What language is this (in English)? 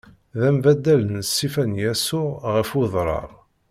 Kabyle